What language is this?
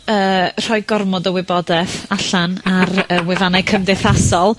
Welsh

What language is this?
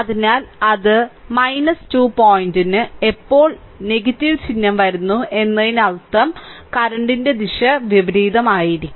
Malayalam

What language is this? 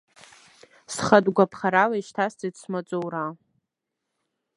Abkhazian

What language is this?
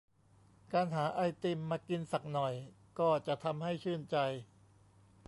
Thai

